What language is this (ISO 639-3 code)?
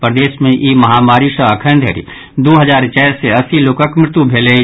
mai